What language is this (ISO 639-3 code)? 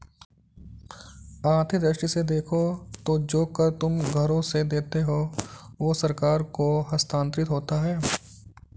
hin